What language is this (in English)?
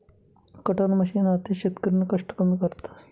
Marathi